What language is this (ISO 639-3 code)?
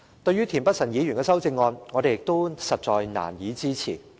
yue